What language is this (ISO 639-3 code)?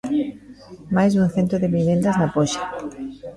glg